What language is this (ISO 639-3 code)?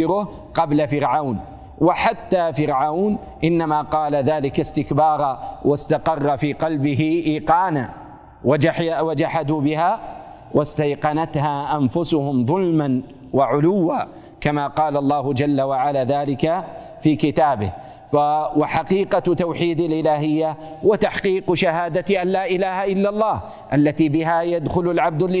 ara